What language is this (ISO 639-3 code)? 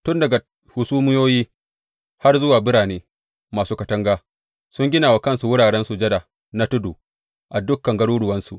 hau